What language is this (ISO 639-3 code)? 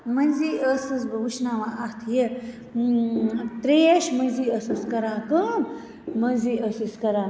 kas